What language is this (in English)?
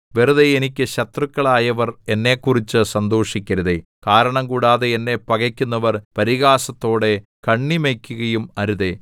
Malayalam